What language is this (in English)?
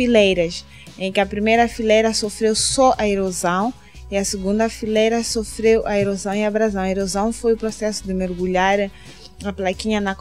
Portuguese